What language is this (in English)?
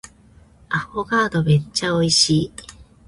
Japanese